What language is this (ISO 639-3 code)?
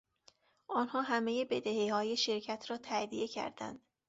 fas